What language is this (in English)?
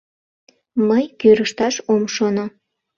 Mari